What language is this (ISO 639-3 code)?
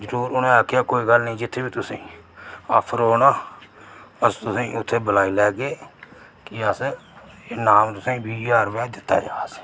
doi